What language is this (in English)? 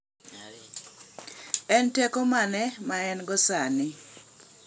Luo (Kenya and Tanzania)